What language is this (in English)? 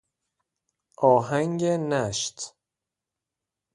Persian